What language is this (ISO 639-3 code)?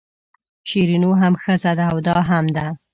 pus